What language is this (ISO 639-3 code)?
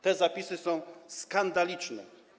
pol